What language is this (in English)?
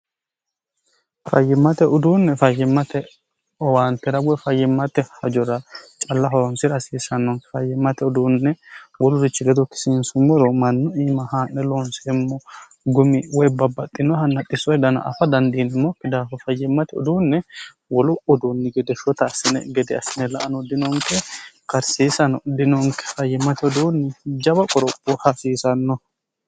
Sidamo